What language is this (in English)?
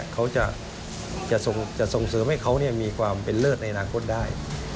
Thai